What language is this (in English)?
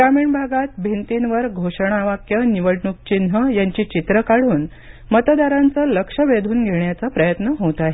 Marathi